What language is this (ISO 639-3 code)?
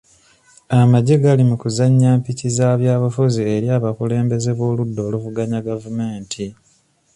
lug